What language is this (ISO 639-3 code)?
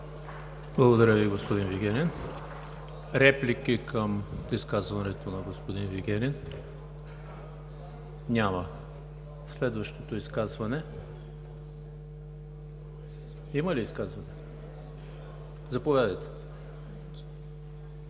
bul